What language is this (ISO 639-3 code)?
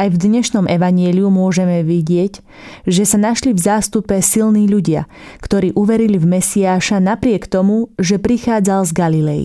slk